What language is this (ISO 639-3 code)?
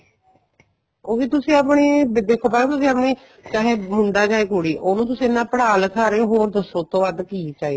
pan